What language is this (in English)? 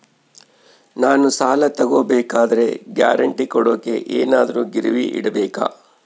Kannada